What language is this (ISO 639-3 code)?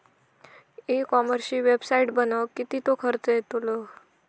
mar